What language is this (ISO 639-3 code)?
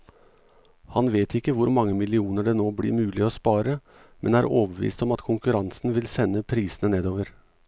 nor